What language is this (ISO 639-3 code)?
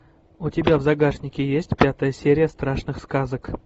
rus